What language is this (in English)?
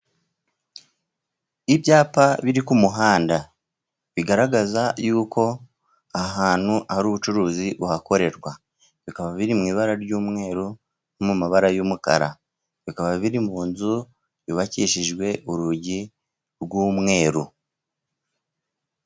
Kinyarwanda